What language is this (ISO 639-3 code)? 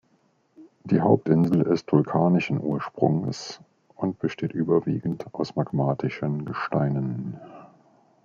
deu